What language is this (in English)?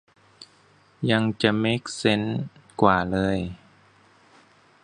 Thai